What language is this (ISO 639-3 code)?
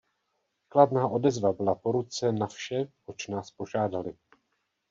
ces